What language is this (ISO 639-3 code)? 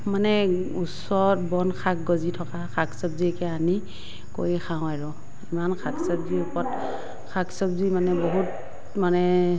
asm